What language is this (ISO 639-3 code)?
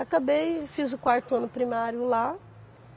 por